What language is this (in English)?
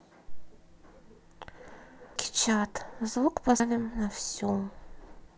Russian